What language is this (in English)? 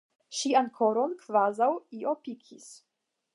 Esperanto